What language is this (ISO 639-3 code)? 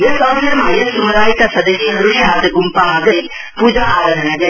nep